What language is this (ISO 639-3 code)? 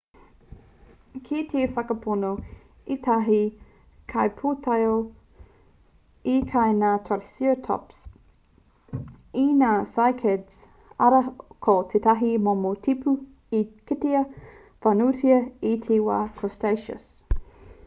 mri